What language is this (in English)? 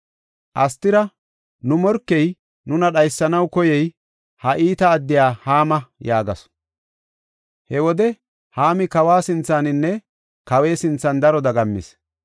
Gofa